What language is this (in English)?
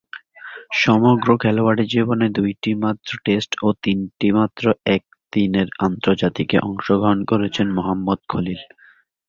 Bangla